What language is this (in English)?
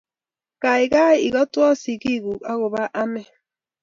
Kalenjin